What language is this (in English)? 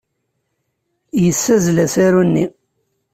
Kabyle